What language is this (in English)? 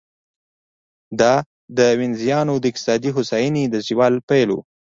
Pashto